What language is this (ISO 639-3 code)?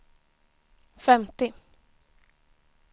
swe